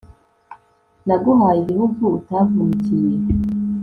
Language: Kinyarwanda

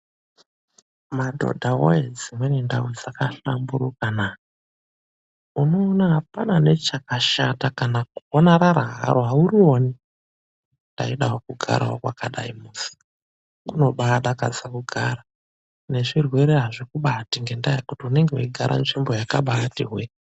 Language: Ndau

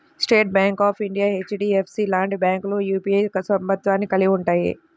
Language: Telugu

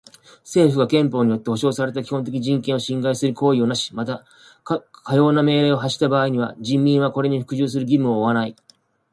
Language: Japanese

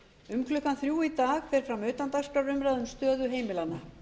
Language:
Icelandic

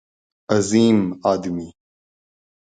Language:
Urdu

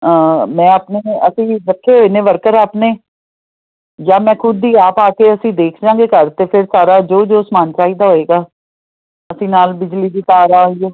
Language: Punjabi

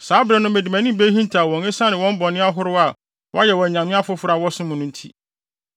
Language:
Akan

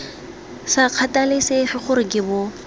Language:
Tswana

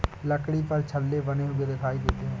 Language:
Hindi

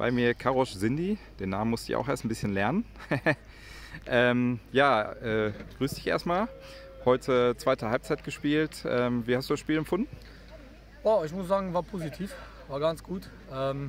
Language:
German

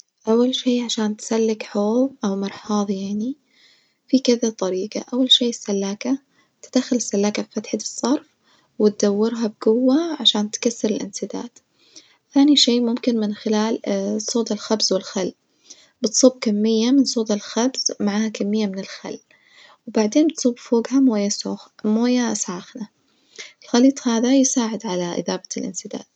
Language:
Najdi Arabic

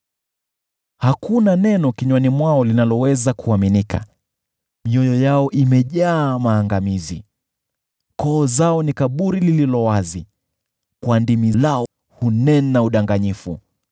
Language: Swahili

